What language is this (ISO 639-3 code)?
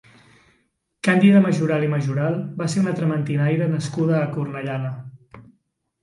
cat